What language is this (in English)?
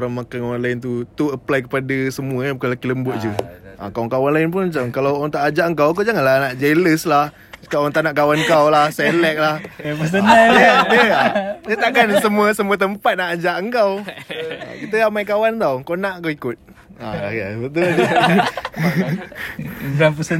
Malay